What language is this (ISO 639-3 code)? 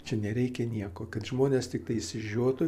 lit